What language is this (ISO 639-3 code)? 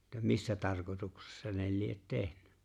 fin